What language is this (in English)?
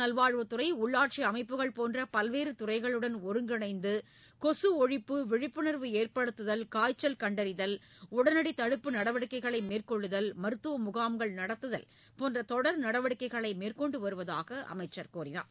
Tamil